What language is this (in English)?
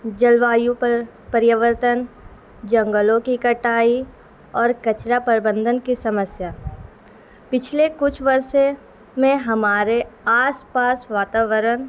Urdu